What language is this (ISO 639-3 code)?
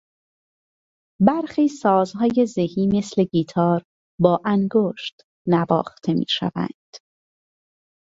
fas